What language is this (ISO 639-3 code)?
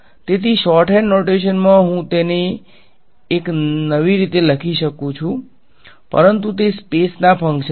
guj